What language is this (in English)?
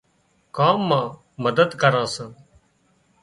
Wadiyara Koli